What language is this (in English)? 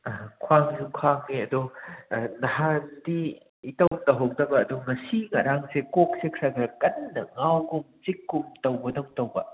Manipuri